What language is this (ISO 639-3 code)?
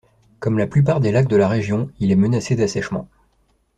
fra